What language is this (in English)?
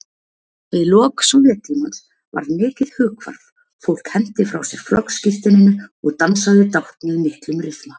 Icelandic